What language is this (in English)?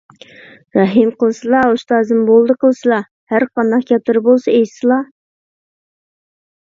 Uyghur